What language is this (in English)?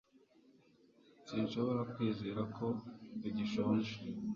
Kinyarwanda